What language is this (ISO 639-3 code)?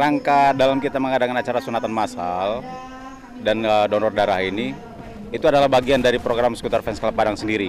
ind